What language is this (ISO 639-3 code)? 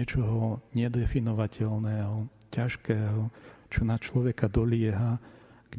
slk